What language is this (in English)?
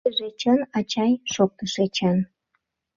Mari